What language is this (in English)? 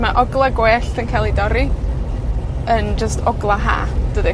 Welsh